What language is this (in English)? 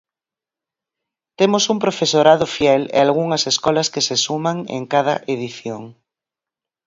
Galician